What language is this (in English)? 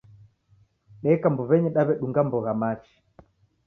Taita